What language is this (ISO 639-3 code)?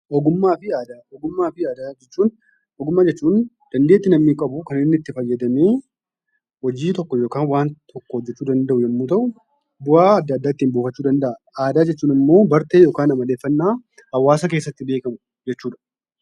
orm